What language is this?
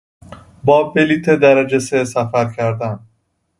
Persian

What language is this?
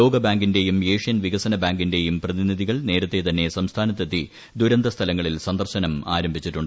Malayalam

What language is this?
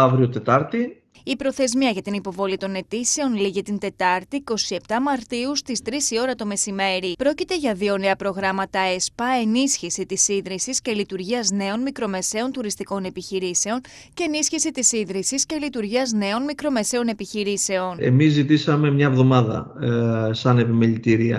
Greek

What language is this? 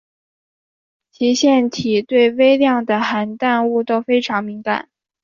Chinese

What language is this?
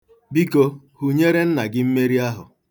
Igbo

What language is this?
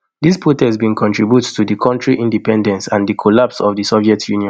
Nigerian Pidgin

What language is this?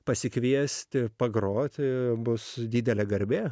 Lithuanian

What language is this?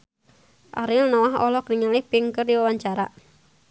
Sundanese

